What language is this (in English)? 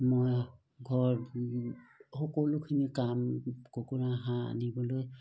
Assamese